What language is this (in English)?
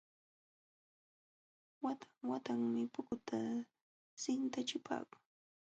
Jauja Wanca Quechua